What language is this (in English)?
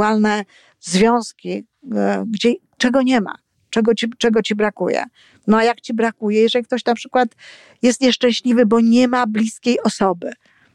Polish